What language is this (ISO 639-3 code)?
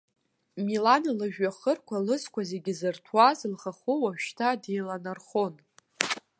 abk